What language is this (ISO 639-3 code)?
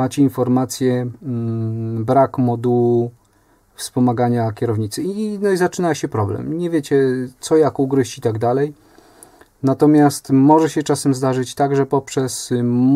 pol